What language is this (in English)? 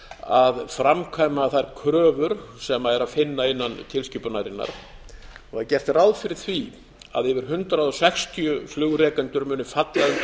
Icelandic